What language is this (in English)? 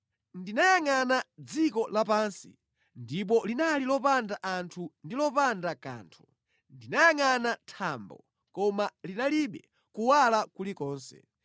Nyanja